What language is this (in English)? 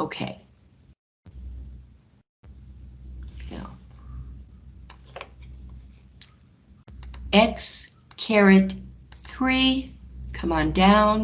English